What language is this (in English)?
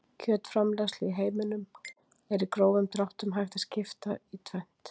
Icelandic